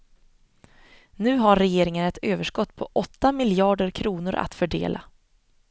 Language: Swedish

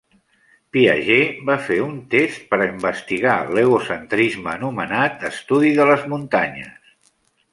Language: Catalan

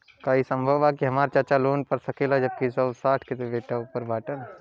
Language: Bhojpuri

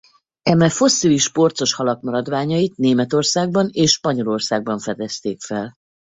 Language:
Hungarian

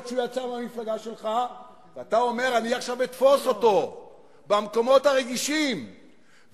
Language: Hebrew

